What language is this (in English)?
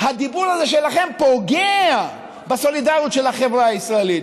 Hebrew